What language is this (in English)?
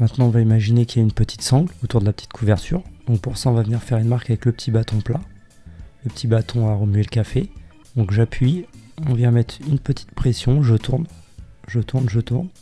French